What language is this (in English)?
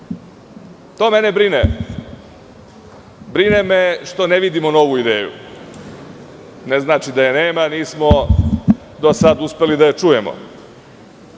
Serbian